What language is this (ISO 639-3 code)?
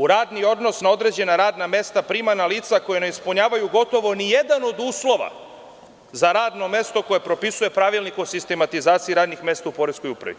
srp